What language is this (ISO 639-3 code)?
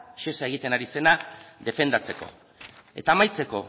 eus